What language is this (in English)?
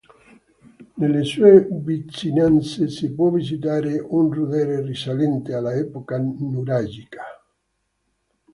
Italian